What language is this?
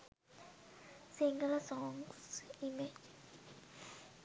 Sinhala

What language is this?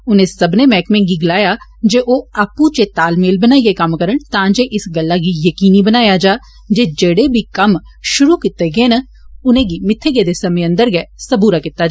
Dogri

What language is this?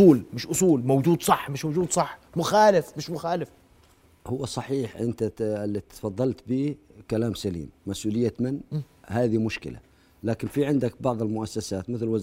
Arabic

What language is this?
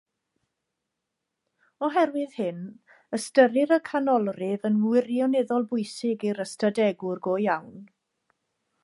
Welsh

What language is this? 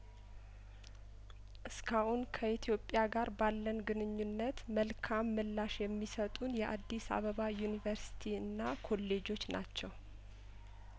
Amharic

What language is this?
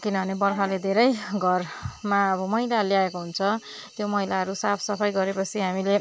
Nepali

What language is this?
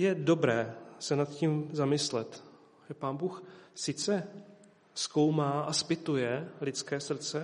Czech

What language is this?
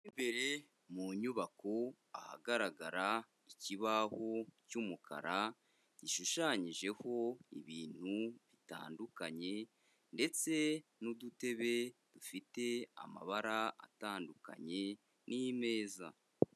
Kinyarwanda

